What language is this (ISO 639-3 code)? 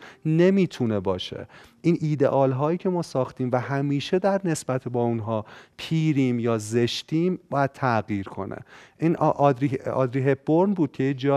fas